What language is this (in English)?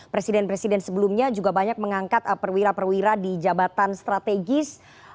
Indonesian